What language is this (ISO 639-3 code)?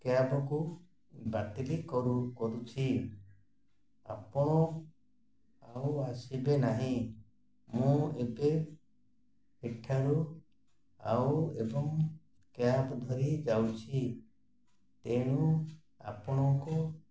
ori